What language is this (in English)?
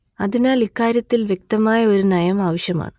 Malayalam